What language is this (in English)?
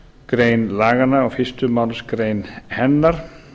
Icelandic